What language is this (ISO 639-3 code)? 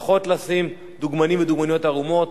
heb